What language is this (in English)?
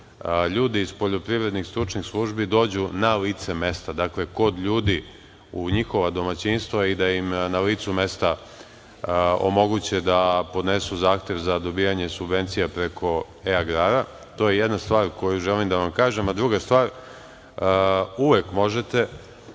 Serbian